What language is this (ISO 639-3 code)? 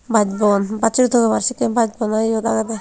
ccp